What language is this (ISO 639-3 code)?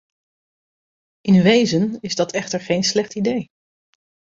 nld